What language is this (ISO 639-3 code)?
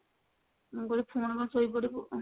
ori